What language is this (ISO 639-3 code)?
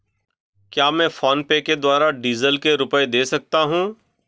hin